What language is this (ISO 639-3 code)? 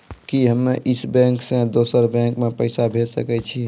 mai